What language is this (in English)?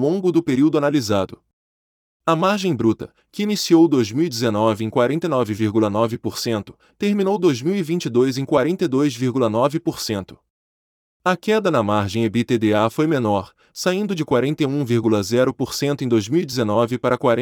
Portuguese